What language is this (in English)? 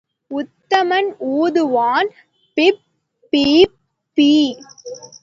Tamil